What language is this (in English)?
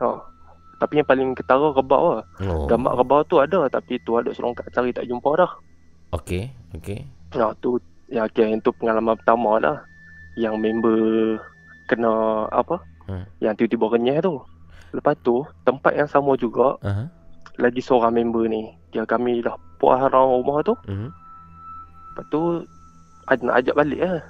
Malay